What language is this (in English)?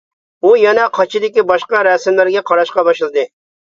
Uyghur